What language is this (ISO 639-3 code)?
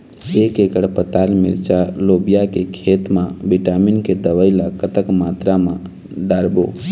hne